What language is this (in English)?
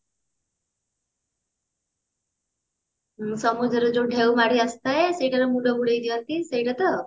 Odia